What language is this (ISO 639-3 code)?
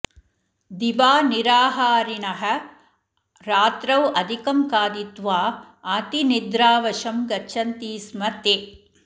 san